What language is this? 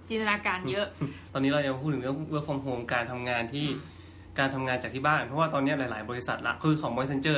Thai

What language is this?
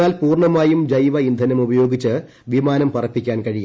Malayalam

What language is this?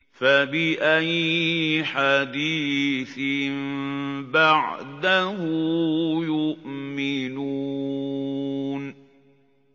Arabic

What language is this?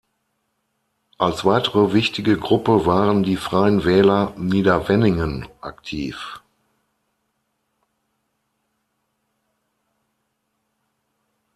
German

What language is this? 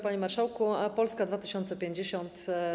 Polish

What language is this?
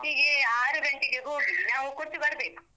Kannada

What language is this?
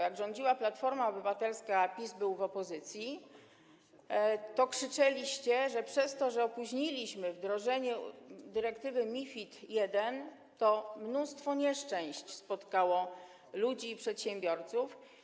Polish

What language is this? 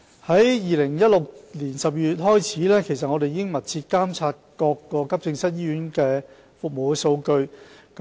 Cantonese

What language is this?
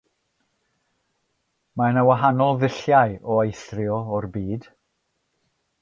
Welsh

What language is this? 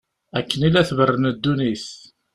Kabyle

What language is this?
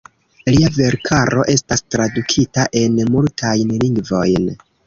Esperanto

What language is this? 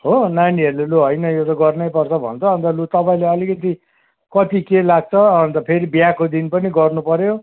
Nepali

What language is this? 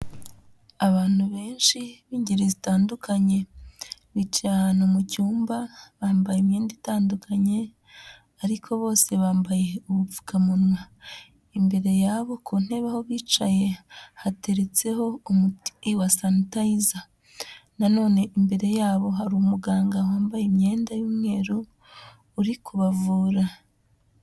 Kinyarwanda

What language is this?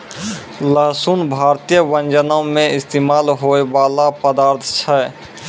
Maithili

